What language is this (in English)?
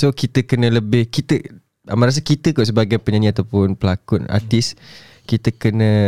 Malay